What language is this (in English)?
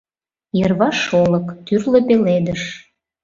Mari